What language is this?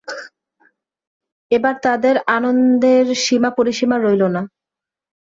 Bangla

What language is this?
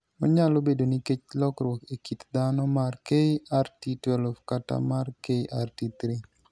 Luo (Kenya and Tanzania)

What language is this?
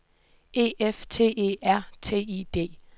Danish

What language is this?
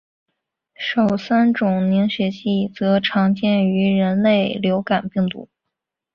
Chinese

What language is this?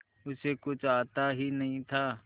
Hindi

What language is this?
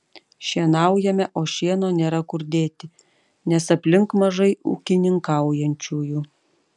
Lithuanian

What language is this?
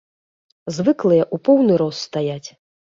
Belarusian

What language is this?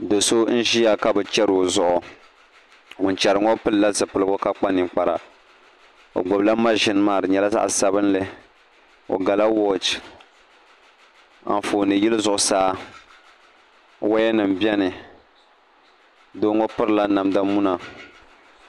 Dagbani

